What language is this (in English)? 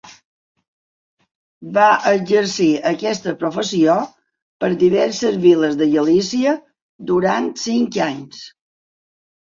Catalan